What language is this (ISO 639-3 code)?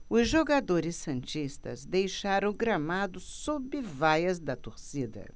por